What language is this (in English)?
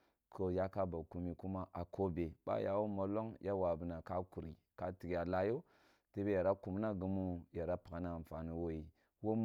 Kulung (Nigeria)